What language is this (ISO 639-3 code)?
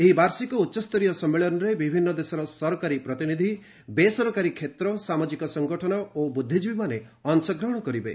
ori